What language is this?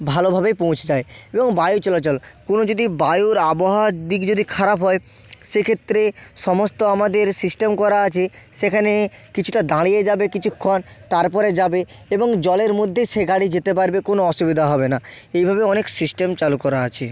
Bangla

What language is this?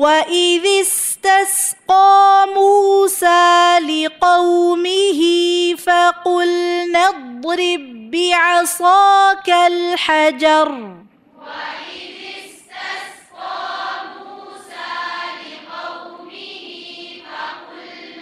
Arabic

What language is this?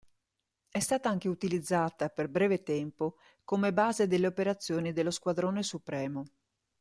Italian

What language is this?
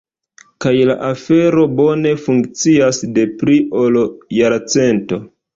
Esperanto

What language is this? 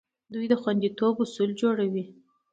Pashto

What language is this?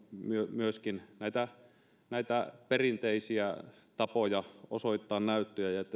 Finnish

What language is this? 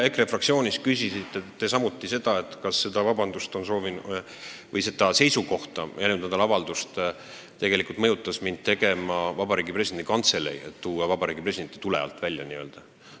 Estonian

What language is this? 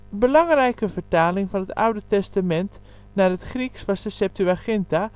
Dutch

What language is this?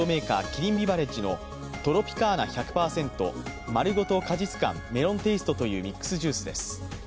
Japanese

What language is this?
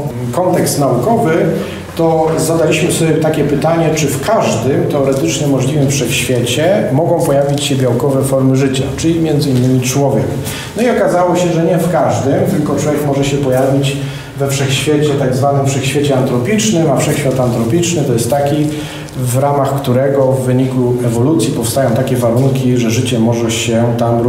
Polish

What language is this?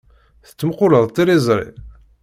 Kabyle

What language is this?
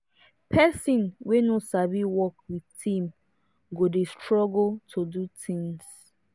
Nigerian Pidgin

